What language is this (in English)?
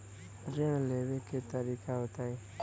Bhojpuri